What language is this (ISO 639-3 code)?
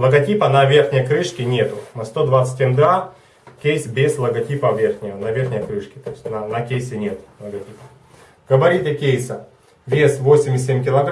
rus